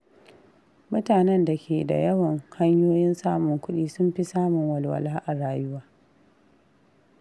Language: Hausa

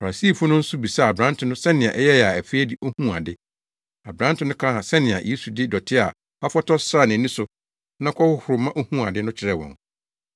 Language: Akan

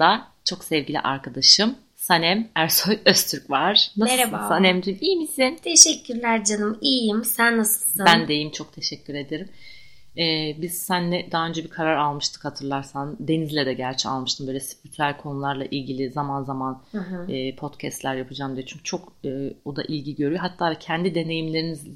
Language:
Turkish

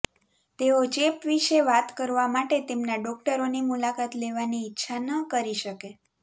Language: Gujarati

